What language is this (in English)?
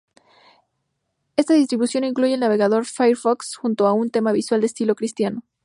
Spanish